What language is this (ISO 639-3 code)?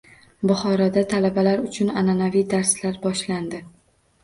uzb